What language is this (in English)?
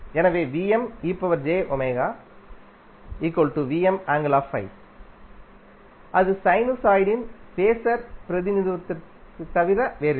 Tamil